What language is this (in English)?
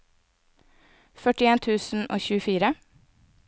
Norwegian